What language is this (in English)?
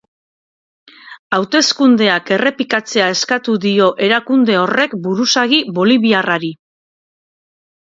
Basque